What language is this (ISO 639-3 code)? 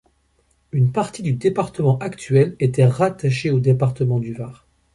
fra